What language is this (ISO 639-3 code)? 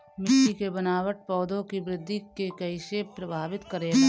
bho